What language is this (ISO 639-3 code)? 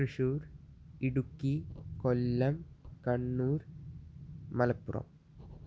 mal